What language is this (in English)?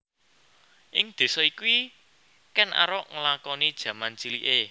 Javanese